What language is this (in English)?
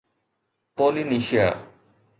Sindhi